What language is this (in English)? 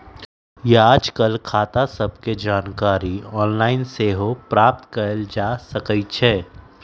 Magahi